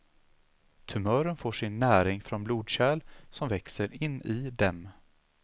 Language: Swedish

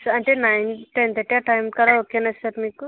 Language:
Telugu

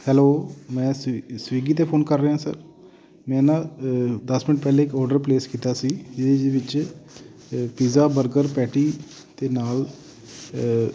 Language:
Punjabi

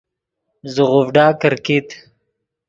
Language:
Yidgha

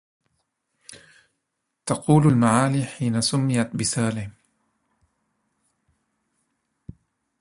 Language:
Arabic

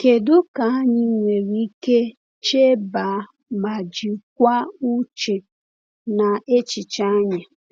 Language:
Igbo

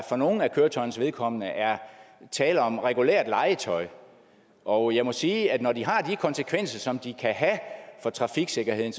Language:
Danish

